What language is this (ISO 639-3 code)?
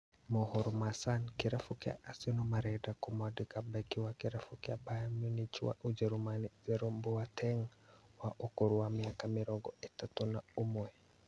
kik